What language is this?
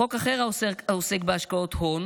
Hebrew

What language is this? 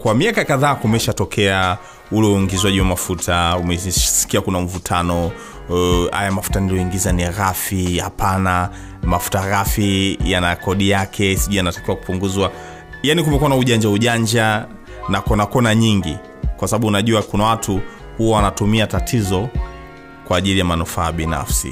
Swahili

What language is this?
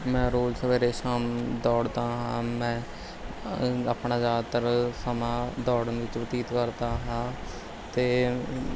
Punjabi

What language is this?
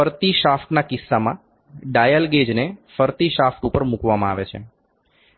Gujarati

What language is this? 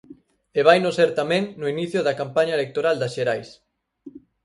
Galician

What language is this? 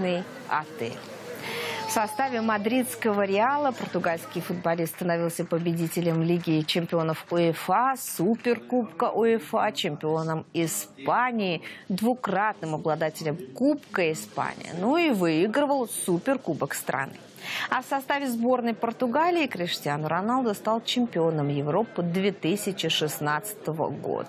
Russian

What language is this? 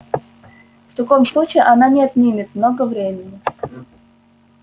Russian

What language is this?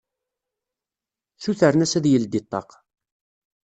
Kabyle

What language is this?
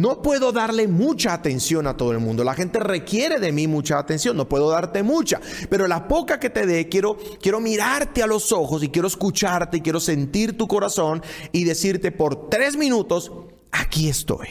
Spanish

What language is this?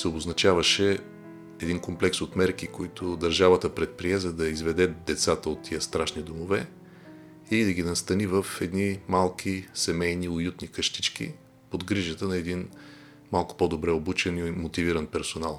Bulgarian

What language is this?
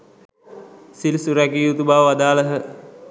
Sinhala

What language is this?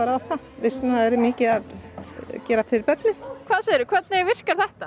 Icelandic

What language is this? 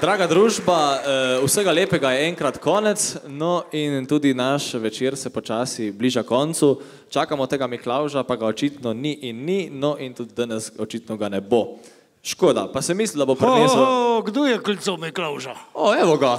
Romanian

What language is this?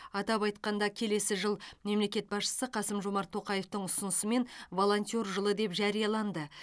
Kazakh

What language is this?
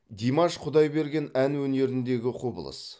Kazakh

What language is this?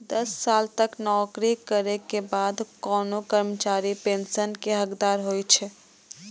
Maithili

